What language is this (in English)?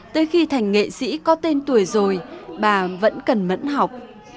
Vietnamese